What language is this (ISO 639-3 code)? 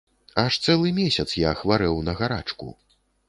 bel